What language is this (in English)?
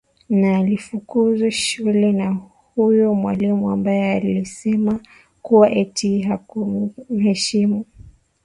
Swahili